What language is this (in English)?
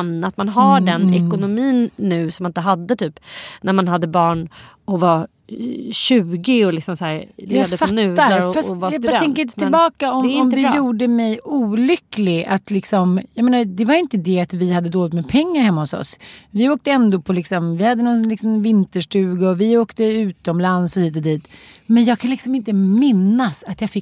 Swedish